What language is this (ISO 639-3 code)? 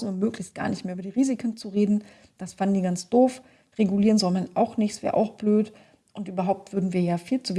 deu